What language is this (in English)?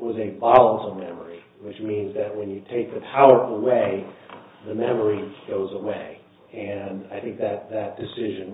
English